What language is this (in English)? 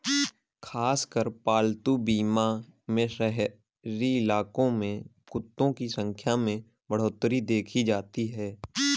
Hindi